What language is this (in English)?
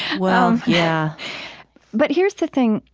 English